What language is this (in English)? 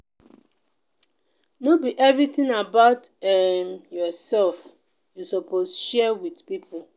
Nigerian Pidgin